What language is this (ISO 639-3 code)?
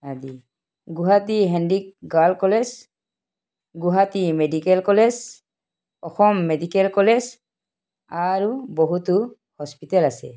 asm